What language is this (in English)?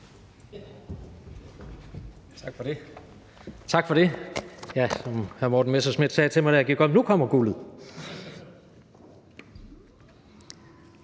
Danish